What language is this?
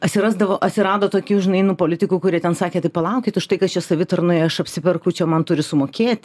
Lithuanian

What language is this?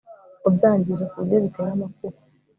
Kinyarwanda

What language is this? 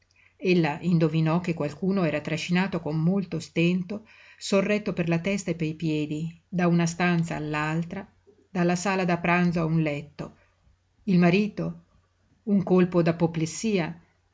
Italian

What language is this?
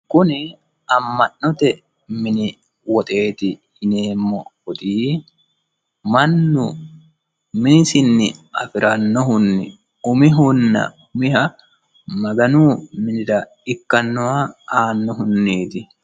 Sidamo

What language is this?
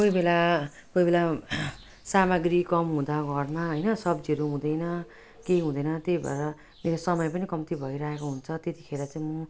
Nepali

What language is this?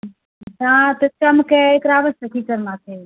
Maithili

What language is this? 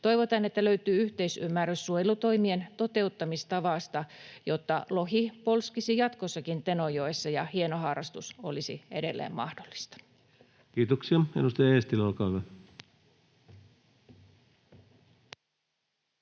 Finnish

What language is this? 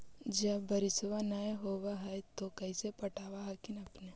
Magahi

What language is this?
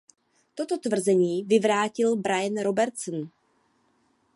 Czech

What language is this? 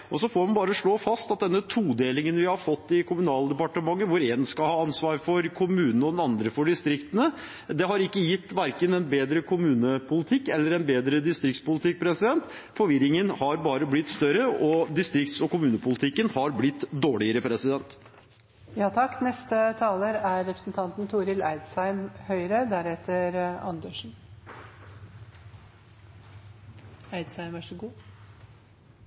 Norwegian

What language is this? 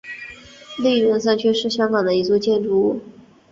Chinese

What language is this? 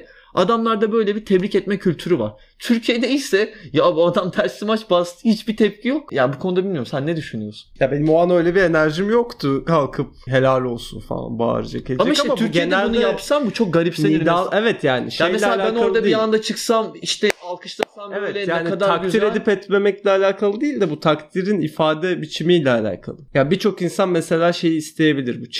Turkish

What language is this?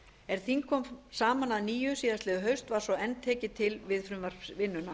Icelandic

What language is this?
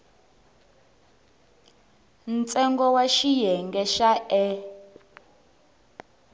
Tsonga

